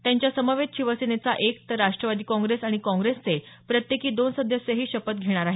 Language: Marathi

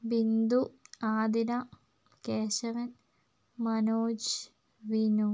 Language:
Malayalam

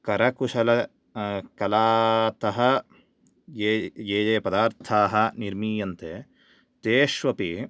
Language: Sanskrit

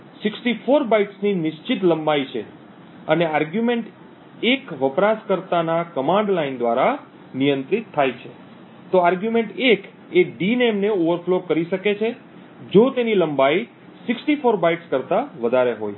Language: Gujarati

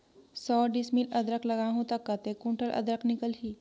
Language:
Chhattisgarhi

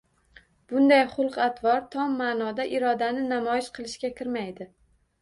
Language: Uzbek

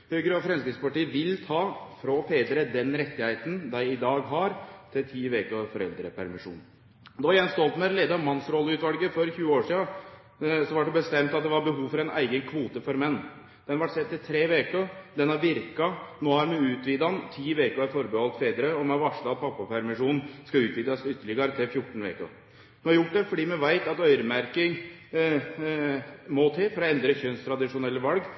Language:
Norwegian Nynorsk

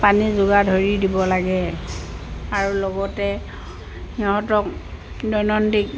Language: Assamese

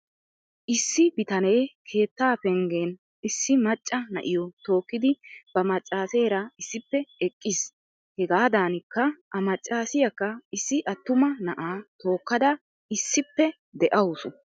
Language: Wolaytta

